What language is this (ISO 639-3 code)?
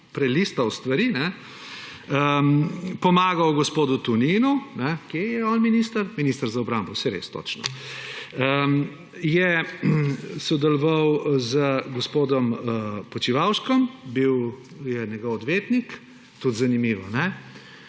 slv